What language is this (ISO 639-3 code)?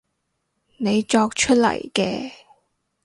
yue